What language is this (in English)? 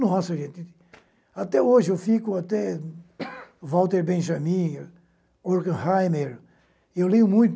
Portuguese